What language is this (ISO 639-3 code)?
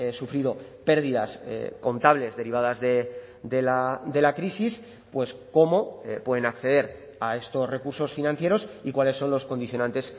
spa